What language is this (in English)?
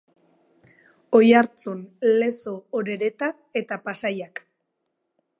Basque